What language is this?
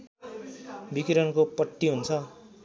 Nepali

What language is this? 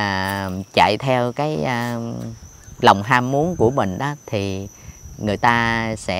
Vietnamese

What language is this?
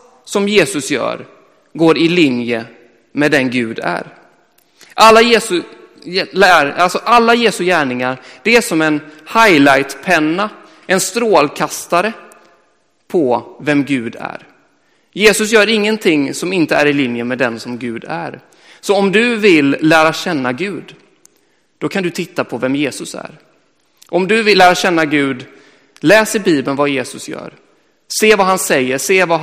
Swedish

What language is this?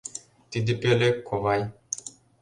Mari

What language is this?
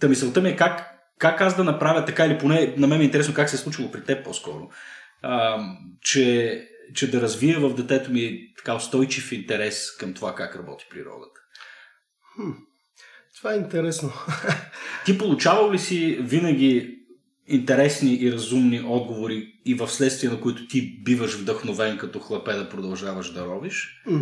Bulgarian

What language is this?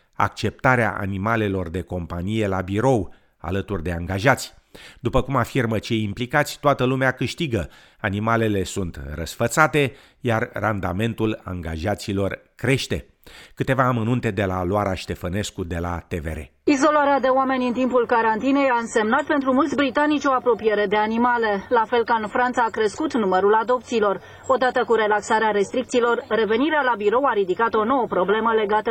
Romanian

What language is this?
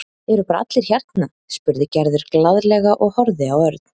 Icelandic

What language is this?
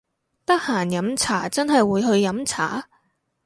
Cantonese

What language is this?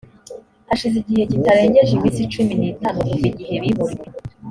Kinyarwanda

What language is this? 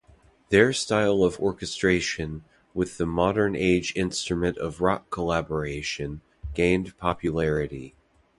English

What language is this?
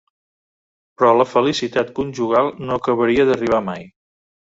Catalan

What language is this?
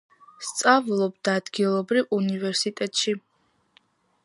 Georgian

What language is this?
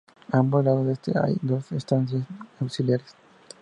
Spanish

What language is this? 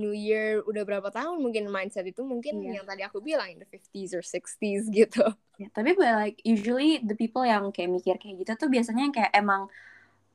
Indonesian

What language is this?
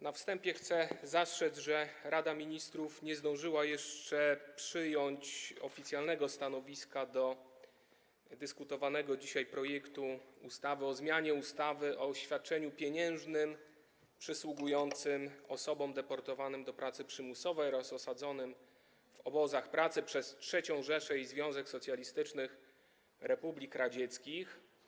Polish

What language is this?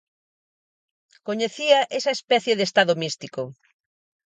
Galician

